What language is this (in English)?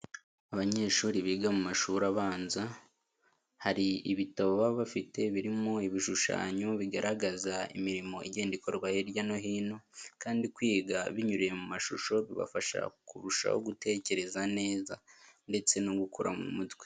Kinyarwanda